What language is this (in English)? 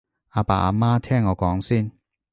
Cantonese